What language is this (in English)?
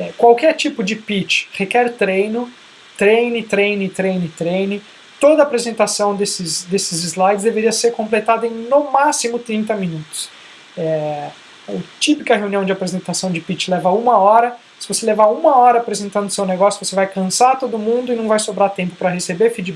Portuguese